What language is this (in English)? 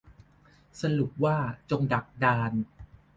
Thai